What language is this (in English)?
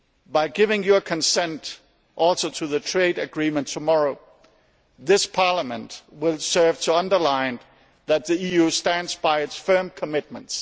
English